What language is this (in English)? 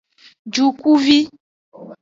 Aja (Benin)